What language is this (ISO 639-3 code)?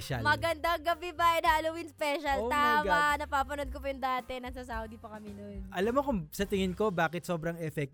fil